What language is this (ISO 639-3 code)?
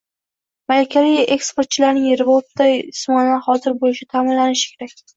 uzb